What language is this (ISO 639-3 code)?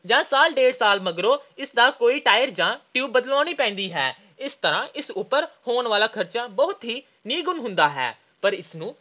pan